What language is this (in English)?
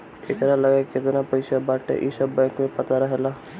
Bhojpuri